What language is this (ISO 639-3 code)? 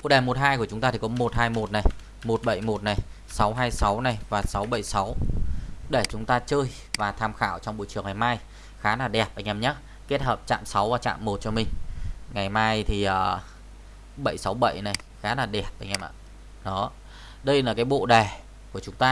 vie